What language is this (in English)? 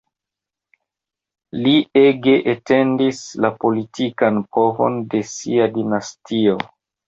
Esperanto